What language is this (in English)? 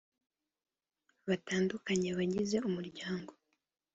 Kinyarwanda